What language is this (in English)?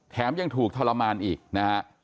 Thai